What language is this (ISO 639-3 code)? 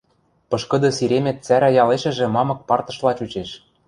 mrj